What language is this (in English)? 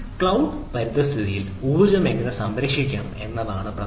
Malayalam